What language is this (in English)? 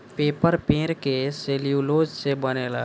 Bhojpuri